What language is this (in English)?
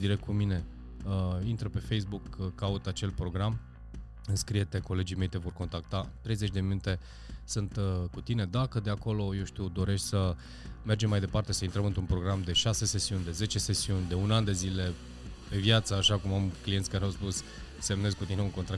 Romanian